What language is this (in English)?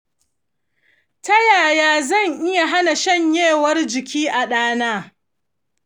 Hausa